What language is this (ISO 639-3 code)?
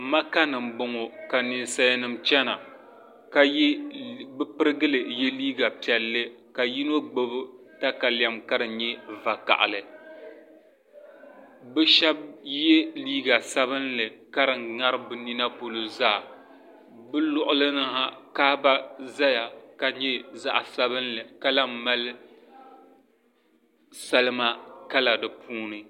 dag